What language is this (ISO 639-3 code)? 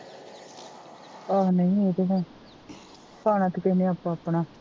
pan